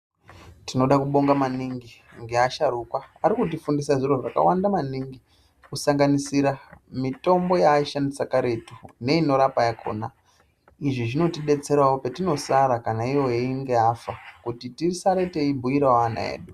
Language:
Ndau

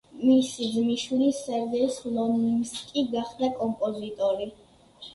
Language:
Georgian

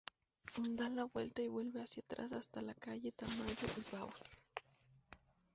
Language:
Spanish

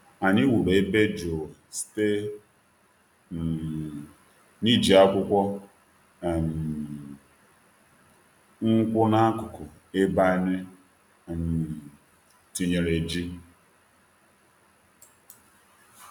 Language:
Igbo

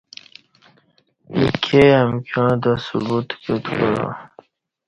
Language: Kati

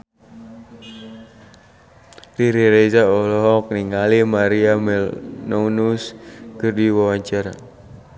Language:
Sundanese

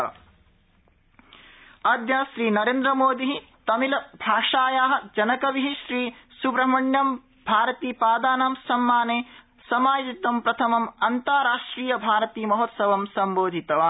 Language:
Sanskrit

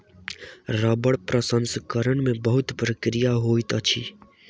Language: Maithili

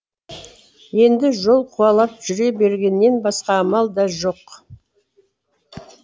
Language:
Kazakh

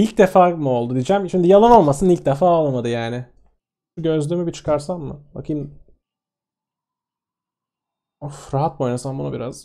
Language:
Turkish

